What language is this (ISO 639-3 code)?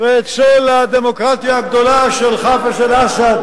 heb